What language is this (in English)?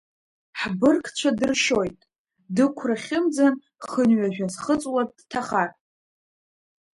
Abkhazian